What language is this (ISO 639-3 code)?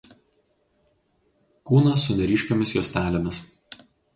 lit